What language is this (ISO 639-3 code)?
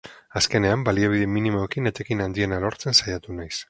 eus